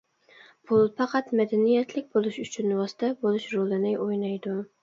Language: Uyghur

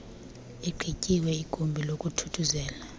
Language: Xhosa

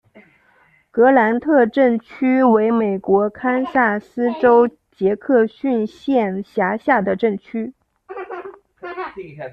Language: Chinese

